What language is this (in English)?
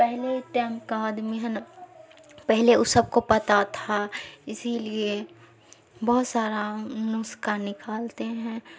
Urdu